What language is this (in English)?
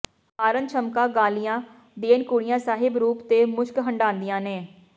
Punjabi